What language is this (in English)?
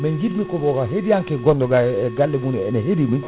Fula